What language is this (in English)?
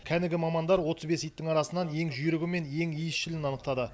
Kazakh